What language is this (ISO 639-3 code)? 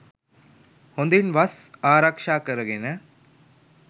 sin